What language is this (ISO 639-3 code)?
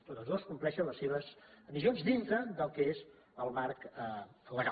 cat